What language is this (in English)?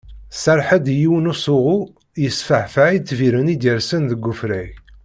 Kabyle